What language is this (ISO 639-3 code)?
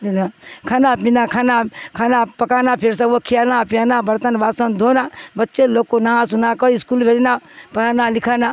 urd